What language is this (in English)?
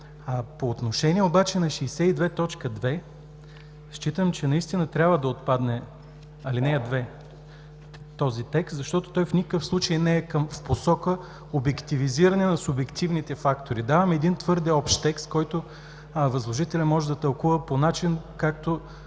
Bulgarian